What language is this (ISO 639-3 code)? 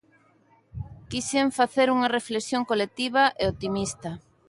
glg